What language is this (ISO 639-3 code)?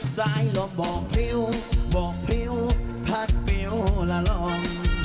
tha